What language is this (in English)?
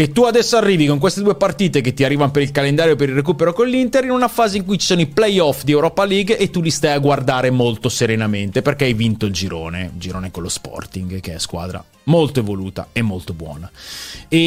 Italian